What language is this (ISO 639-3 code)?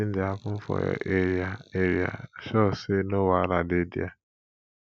pcm